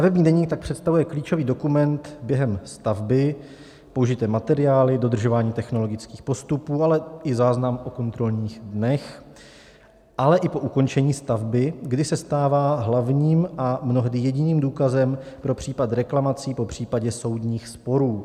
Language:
Czech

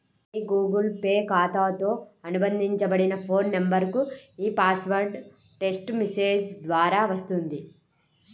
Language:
Telugu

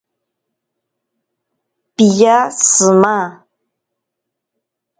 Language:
Ashéninka Perené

